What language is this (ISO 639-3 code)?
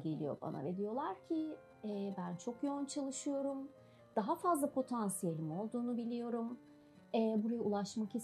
tur